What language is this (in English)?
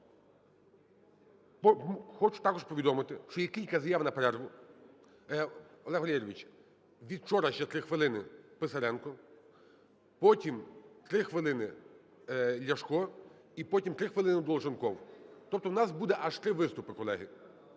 Ukrainian